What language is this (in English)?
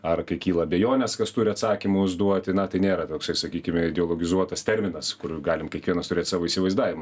Lithuanian